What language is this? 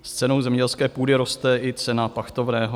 Czech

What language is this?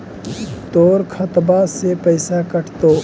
Magahi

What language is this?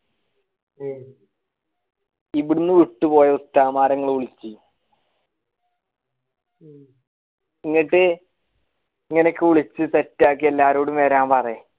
Malayalam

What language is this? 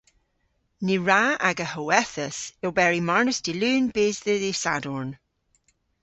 Cornish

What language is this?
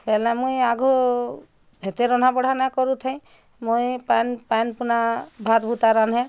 Odia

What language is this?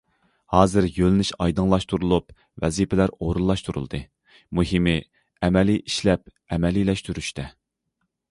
Uyghur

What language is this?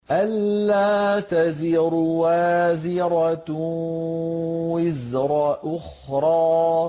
Arabic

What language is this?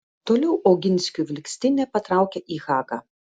Lithuanian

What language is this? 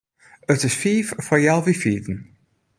Western Frisian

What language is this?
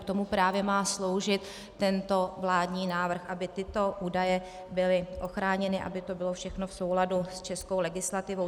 Czech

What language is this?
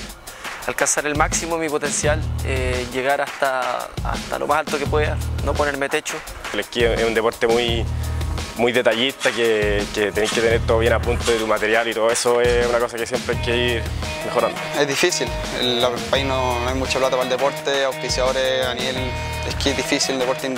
Spanish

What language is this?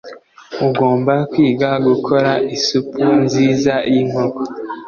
Kinyarwanda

